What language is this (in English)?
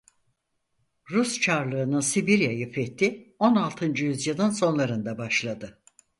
Turkish